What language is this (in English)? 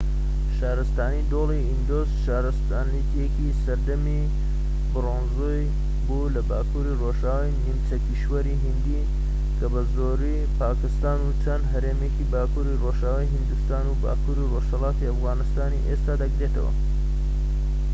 Central Kurdish